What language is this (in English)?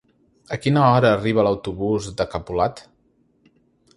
Catalan